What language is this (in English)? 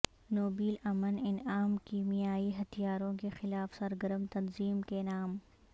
Urdu